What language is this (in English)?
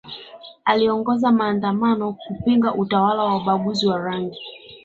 Swahili